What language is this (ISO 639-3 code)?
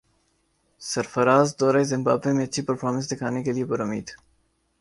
urd